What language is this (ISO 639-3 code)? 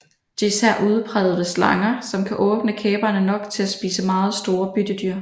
dan